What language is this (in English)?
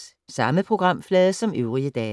Danish